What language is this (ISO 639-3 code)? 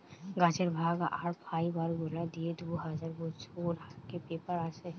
ben